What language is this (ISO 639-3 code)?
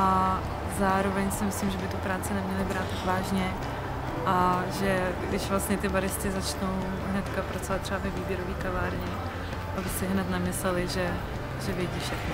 ces